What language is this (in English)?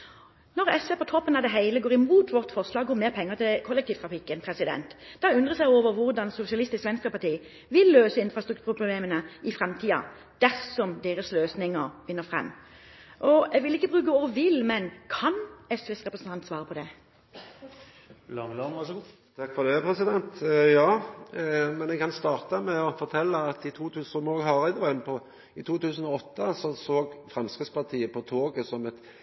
Norwegian